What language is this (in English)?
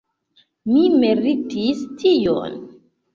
Esperanto